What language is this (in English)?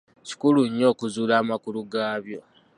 Ganda